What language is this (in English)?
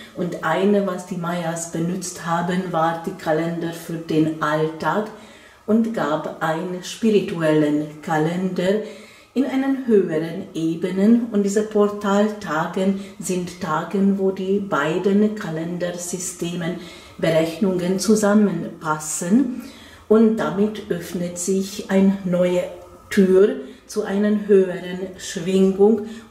German